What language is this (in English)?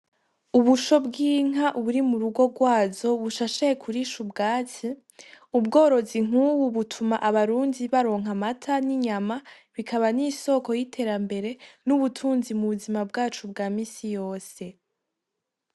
Rundi